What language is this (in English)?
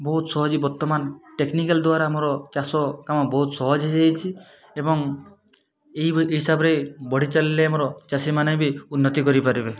Odia